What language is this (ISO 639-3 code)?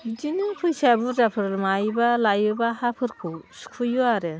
brx